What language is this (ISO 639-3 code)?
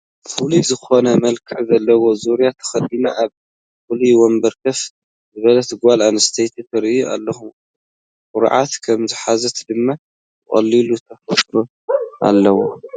tir